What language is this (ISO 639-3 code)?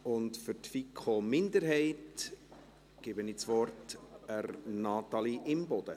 gsw